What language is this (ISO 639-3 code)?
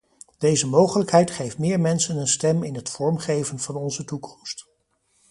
nld